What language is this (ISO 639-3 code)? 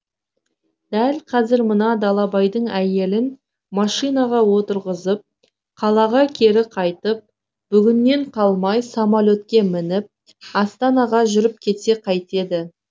kaz